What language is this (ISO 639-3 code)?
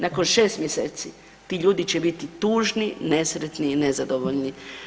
hrv